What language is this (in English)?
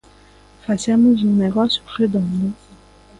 Galician